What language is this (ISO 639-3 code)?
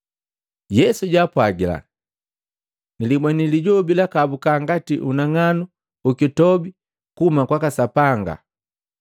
mgv